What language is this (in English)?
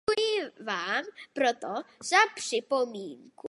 Czech